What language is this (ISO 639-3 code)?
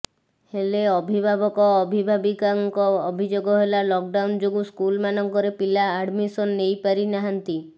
ori